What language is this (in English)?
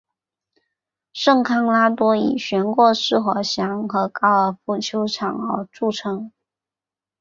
Chinese